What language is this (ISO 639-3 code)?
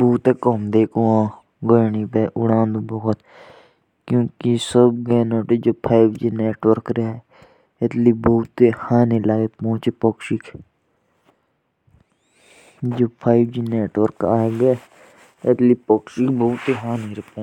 jns